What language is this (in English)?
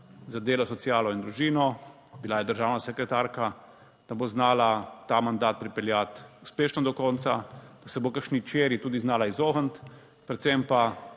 Slovenian